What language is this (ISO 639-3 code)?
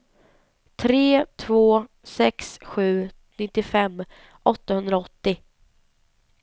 swe